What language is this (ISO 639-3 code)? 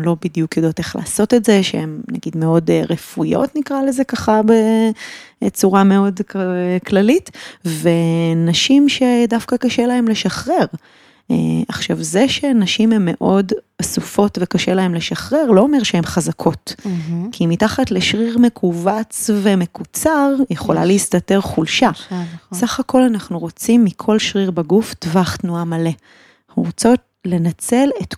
heb